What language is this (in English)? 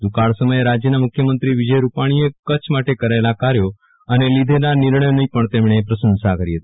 Gujarati